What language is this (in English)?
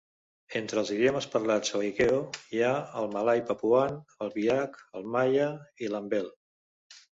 Catalan